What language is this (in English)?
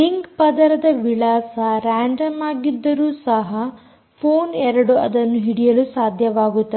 Kannada